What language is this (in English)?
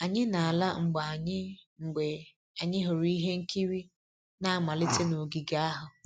Igbo